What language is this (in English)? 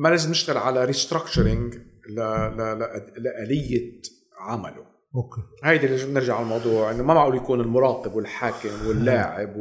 Arabic